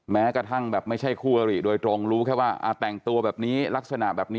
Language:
Thai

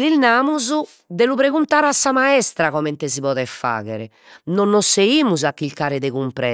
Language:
Sardinian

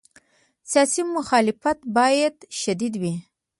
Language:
Pashto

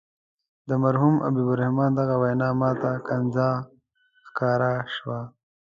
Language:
Pashto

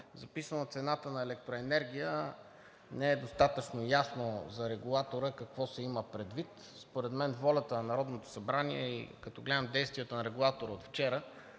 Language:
Bulgarian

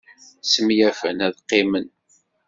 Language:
Kabyle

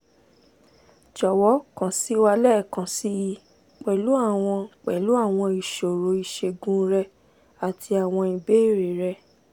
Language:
Yoruba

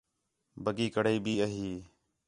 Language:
Khetrani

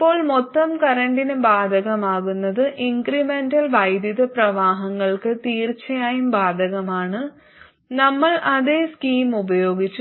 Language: Malayalam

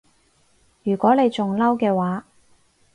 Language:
Cantonese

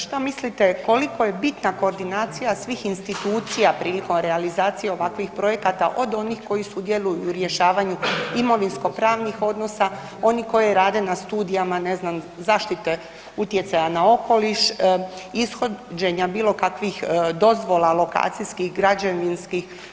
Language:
Croatian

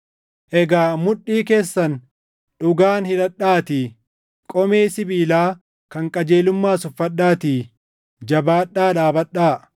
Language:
Oromo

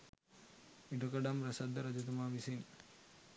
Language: Sinhala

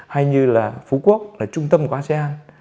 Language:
Vietnamese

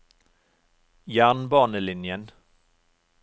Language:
Norwegian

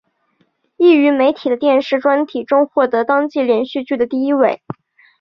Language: Chinese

